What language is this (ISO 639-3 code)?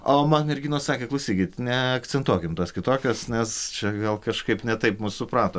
lit